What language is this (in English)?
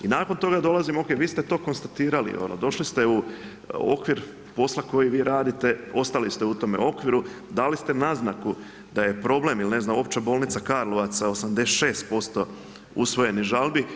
Croatian